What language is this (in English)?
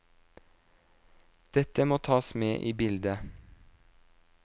Norwegian